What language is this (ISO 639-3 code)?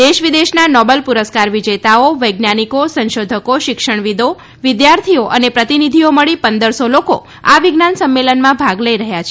guj